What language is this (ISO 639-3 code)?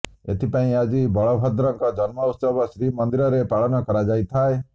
ori